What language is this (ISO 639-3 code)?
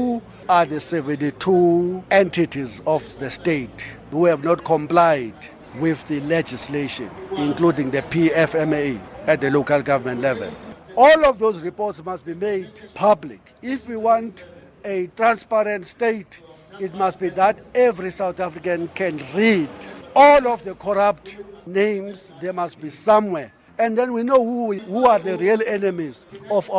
eng